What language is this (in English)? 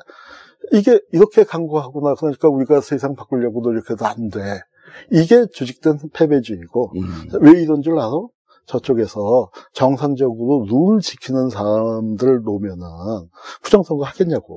Korean